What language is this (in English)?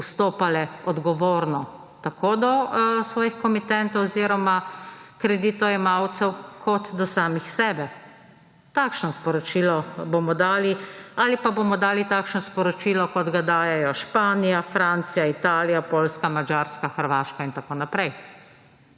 Slovenian